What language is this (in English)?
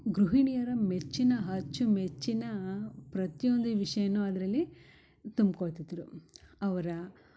Kannada